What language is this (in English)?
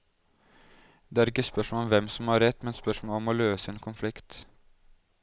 Norwegian